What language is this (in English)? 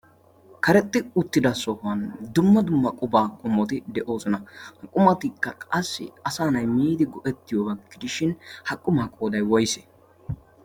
Wolaytta